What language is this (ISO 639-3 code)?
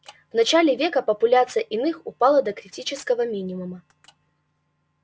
rus